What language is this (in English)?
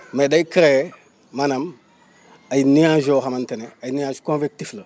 Wolof